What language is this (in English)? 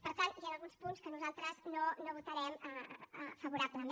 Catalan